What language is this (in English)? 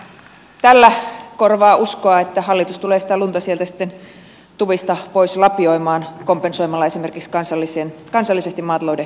Finnish